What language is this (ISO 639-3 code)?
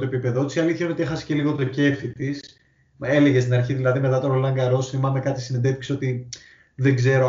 ell